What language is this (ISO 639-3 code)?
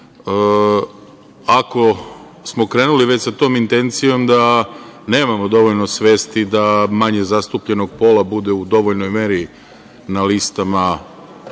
srp